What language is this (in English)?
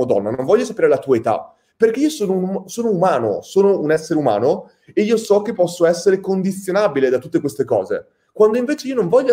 Italian